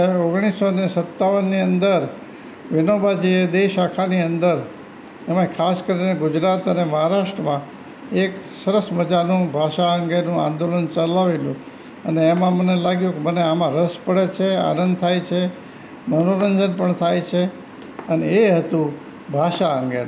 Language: Gujarati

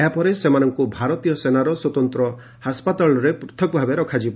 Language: Odia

